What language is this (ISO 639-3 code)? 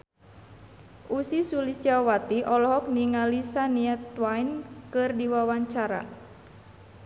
sun